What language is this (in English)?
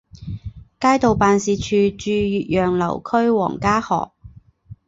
Chinese